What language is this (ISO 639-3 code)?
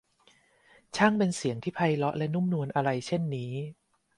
tha